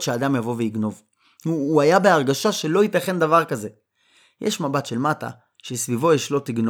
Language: Hebrew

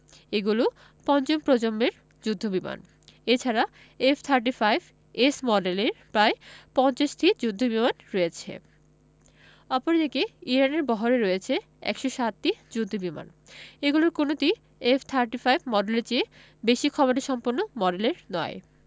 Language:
Bangla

